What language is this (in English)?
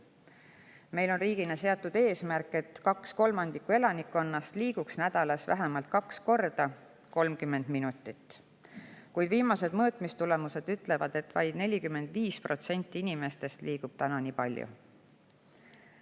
Estonian